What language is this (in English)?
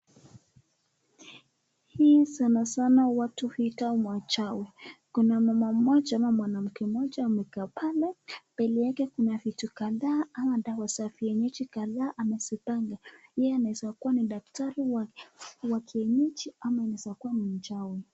Swahili